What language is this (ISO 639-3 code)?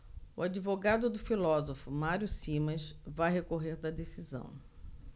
por